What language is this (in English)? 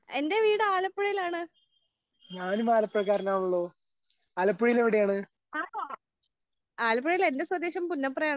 Malayalam